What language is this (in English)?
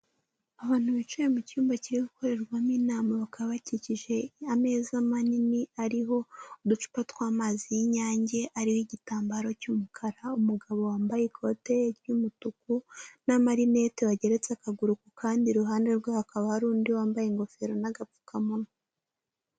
Kinyarwanda